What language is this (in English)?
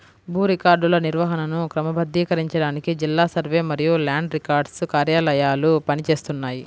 Telugu